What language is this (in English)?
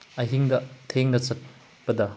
Manipuri